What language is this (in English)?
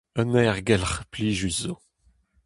Breton